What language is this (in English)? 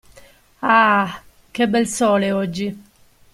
Italian